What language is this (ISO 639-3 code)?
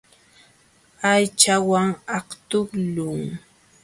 qxw